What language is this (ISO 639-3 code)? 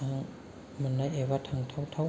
brx